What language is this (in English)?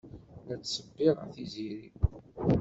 Kabyle